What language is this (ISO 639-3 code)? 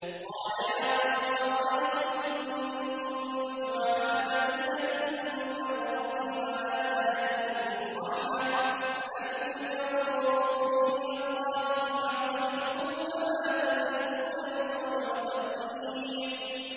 ara